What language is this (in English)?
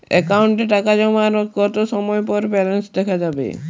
Bangla